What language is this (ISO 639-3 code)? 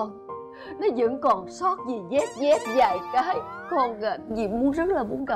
vie